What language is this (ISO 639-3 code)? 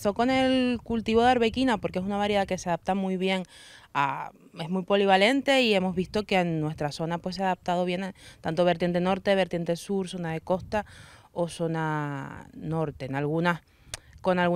spa